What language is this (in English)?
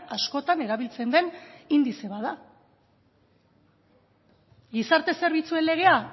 Basque